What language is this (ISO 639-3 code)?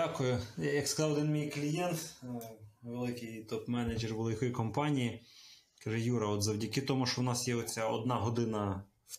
ukr